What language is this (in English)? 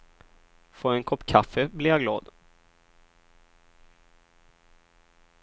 Swedish